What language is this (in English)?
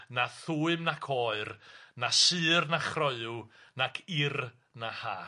Welsh